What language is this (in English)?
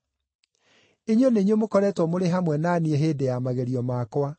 Kikuyu